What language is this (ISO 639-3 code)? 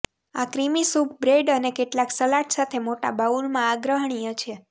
guj